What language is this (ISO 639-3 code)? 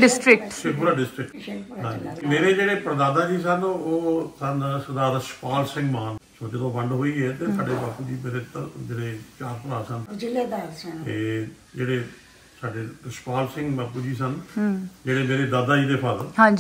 pan